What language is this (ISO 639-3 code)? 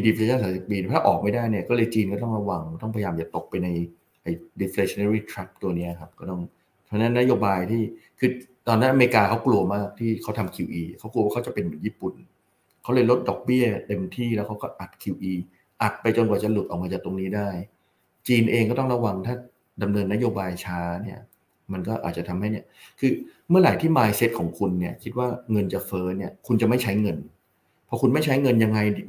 tha